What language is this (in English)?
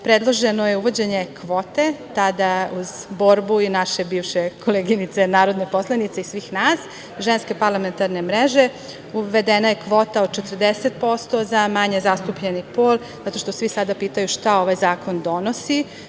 Serbian